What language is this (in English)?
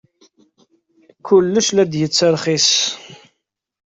Kabyle